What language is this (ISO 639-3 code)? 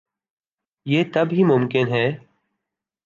urd